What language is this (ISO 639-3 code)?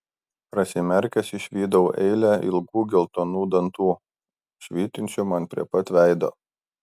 lit